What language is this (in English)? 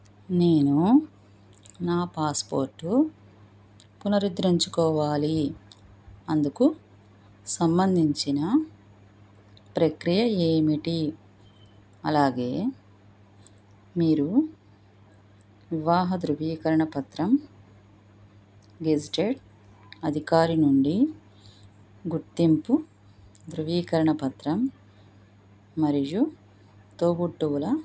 Telugu